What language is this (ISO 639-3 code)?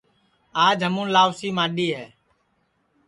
ssi